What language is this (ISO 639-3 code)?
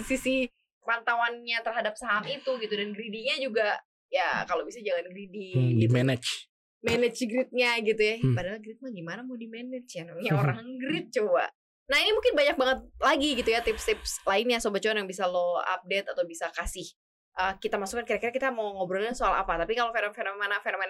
ind